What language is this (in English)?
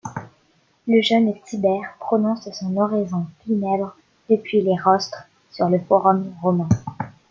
French